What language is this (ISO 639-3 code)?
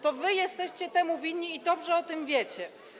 pol